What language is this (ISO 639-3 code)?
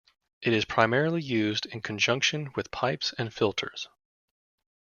eng